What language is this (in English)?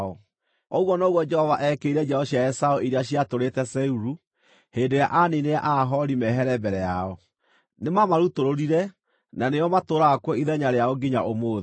Kikuyu